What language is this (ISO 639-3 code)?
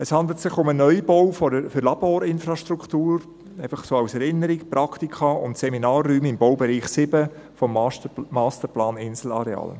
gsw